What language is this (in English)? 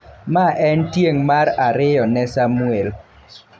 Luo (Kenya and Tanzania)